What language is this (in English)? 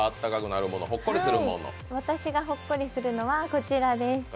Japanese